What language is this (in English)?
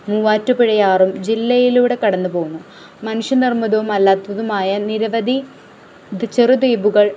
Malayalam